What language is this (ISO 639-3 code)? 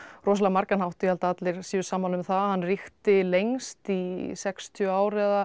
isl